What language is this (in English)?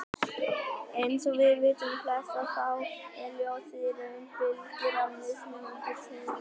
Icelandic